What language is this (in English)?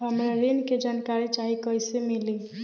Bhojpuri